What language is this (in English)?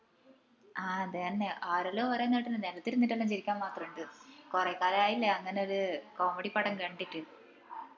Malayalam